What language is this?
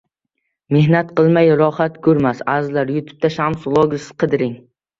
Uzbek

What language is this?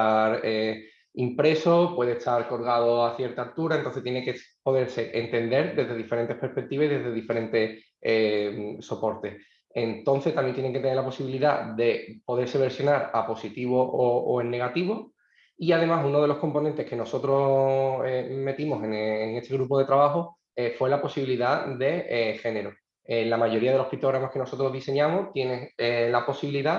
Spanish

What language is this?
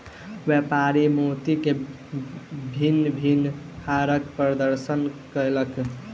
Maithili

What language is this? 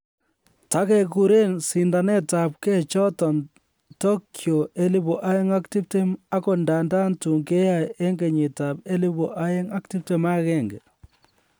Kalenjin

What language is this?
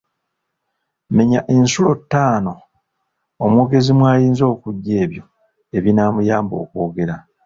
Ganda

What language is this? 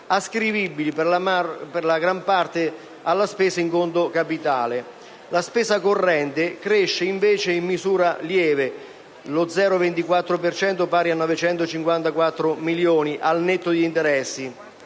Italian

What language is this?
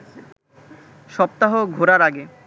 Bangla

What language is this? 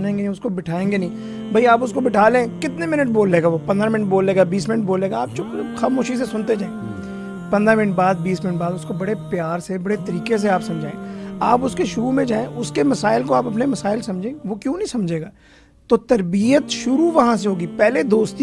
Urdu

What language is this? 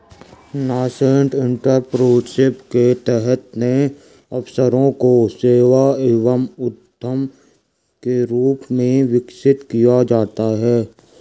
Hindi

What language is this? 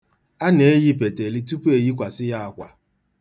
Igbo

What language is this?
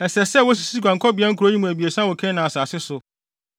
Akan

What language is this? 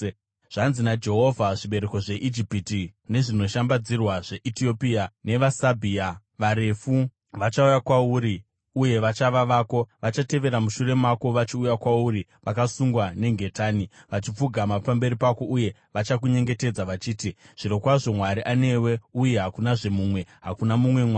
Shona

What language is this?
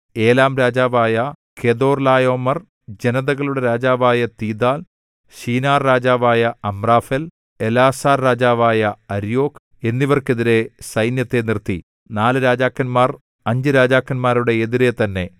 Malayalam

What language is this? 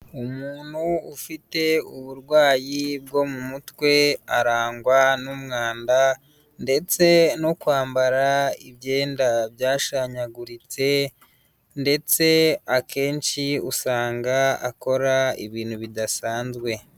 Kinyarwanda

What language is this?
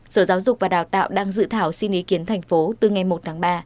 Vietnamese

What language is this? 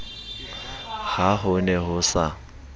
Southern Sotho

